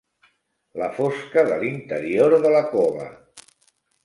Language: Catalan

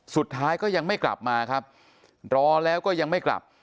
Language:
Thai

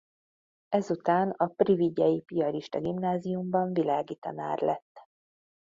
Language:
Hungarian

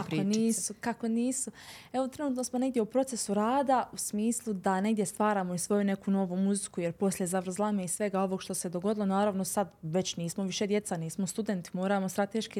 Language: Croatian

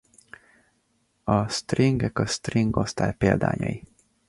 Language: Hungarian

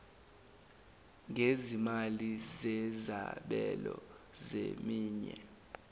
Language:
Zulu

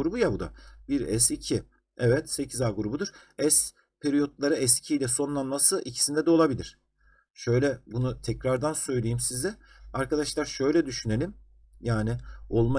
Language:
Turkish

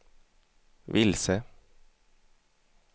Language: Swedish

